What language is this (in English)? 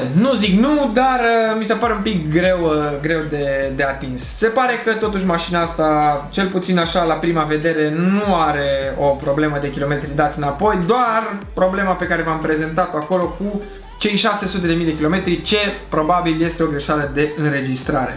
Romanian